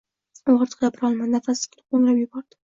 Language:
Uzbek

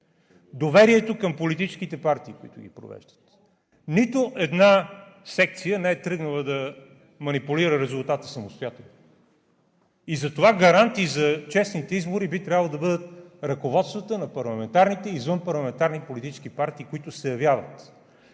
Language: Bulgarian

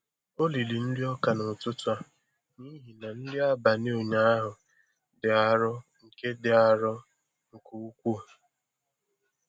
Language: Igbo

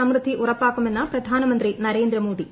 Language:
Malayalam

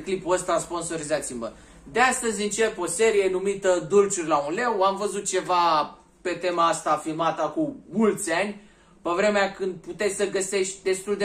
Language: Romanian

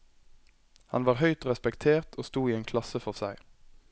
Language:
Norwegian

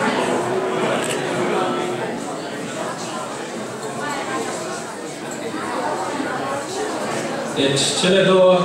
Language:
Romanian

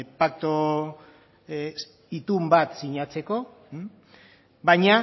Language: Basque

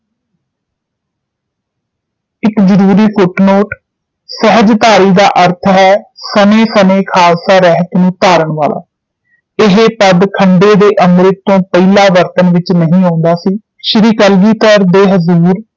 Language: Punjabi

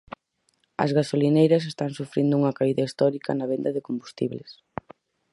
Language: Galician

